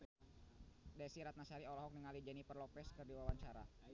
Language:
Sundanese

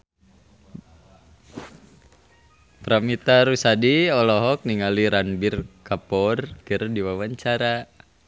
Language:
Sundanese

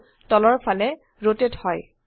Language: Assamese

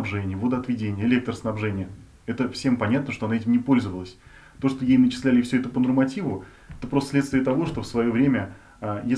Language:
Russian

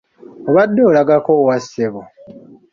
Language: Ganda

